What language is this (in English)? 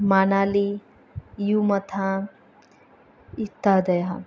Sanskrit